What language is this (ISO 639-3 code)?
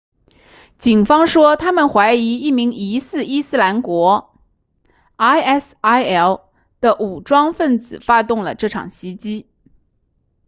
zho